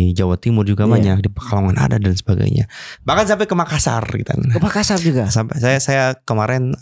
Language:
Indonesian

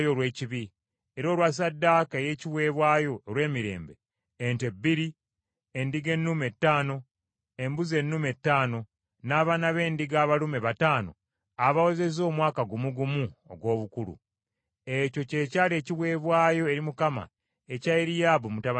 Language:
Ganda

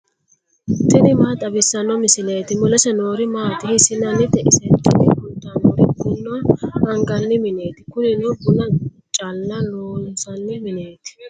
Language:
Sidamo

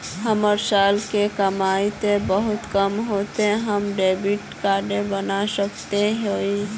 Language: Magahi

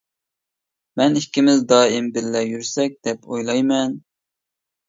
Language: Uyghur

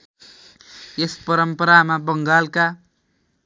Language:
Nepali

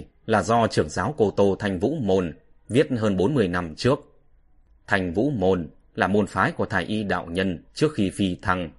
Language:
Vietnamese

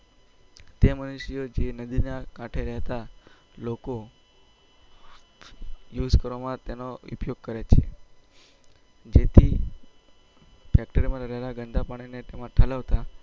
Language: Gujarati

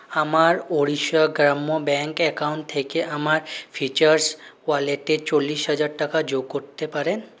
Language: Bangla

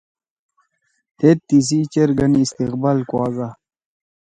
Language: Torwali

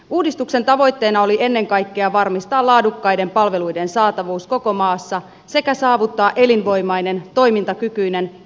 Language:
Finnish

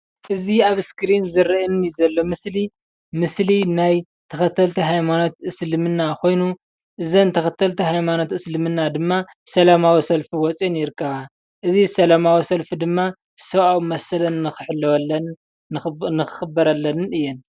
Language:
Tigrinya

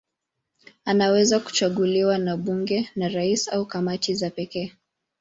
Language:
Swahili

